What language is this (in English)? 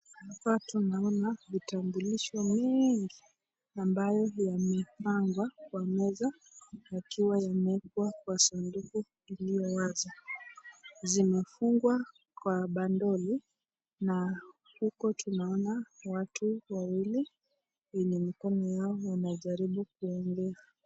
Swahili